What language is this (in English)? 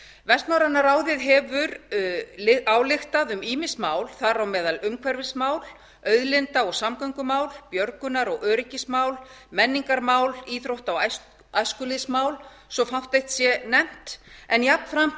Icelandic